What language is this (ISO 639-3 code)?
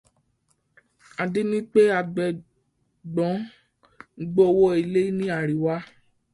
yor